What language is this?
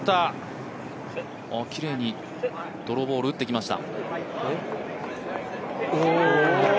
Japanese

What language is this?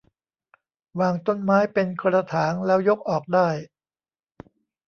Thai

